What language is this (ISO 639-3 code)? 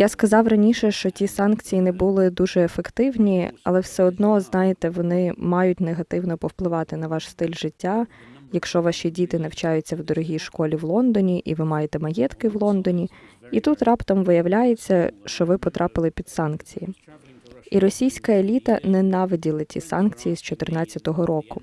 ukr